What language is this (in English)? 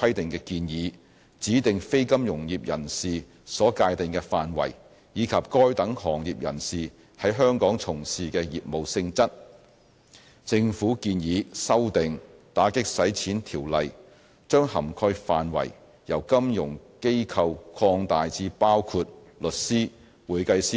Cantonese